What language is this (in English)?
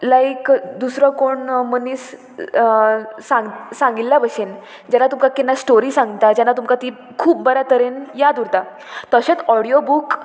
Konkani